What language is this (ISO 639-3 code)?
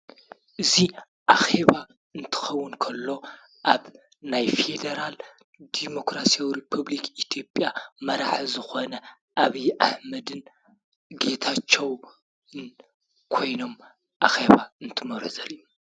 tir